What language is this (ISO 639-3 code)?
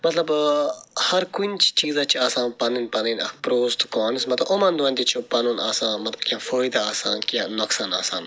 kas